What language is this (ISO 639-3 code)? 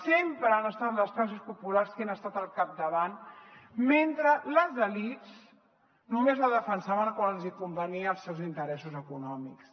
cat